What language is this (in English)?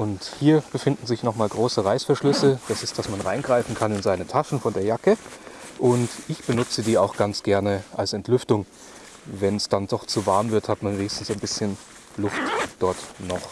German